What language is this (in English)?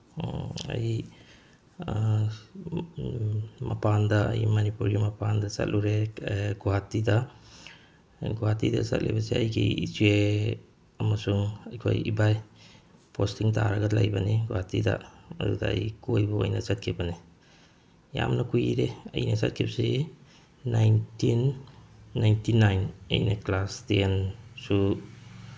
Manipuri